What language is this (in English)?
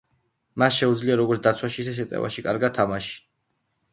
Georgian